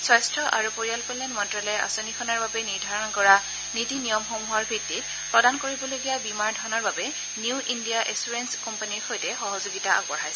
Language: Assamese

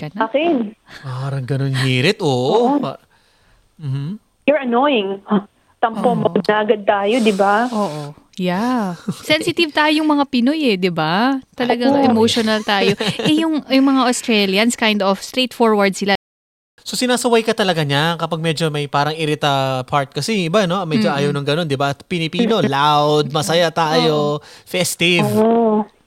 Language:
Filipino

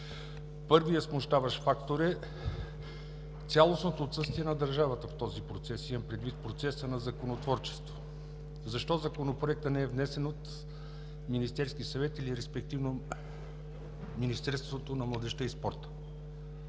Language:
Bulgarian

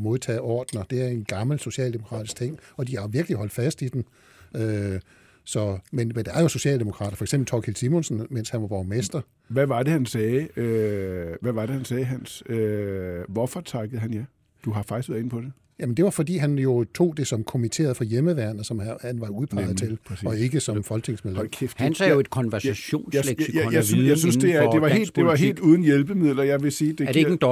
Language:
Danish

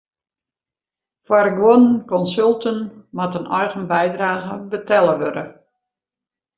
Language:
Western Frisian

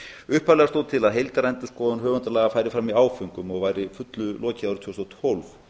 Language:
Icelandic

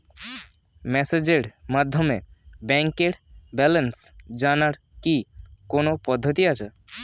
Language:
Bangla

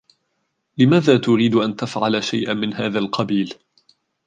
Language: Arabic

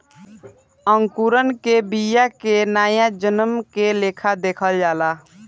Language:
Bhojpuri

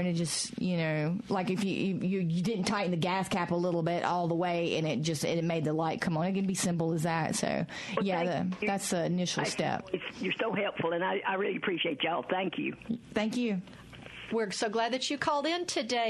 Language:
English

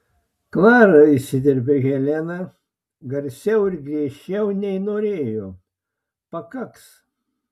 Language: Lithuanian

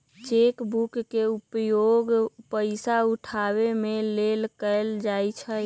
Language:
Magahi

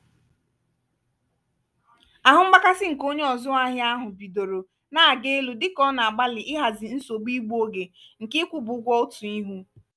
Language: Igbo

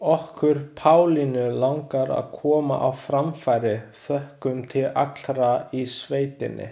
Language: Icelandic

